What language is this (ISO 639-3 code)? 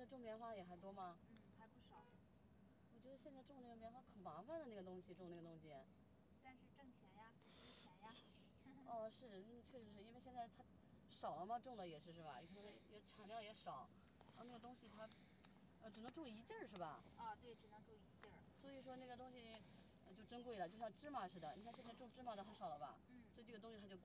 zho